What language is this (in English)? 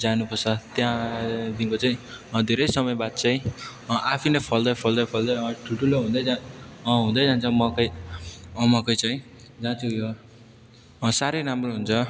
Nepali